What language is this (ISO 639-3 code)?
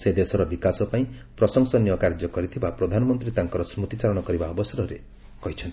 ori